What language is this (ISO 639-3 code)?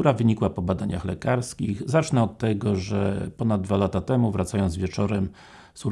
pol